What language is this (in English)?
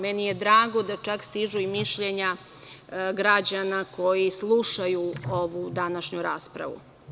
Serbian